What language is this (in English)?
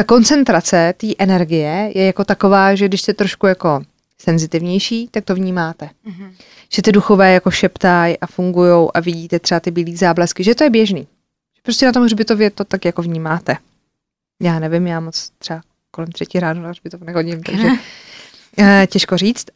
Czech